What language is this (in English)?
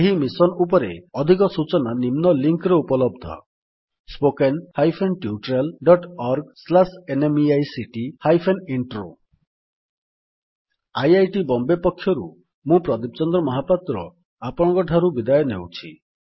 Odia